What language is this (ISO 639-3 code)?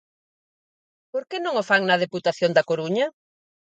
glg